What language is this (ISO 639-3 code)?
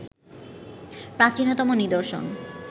ben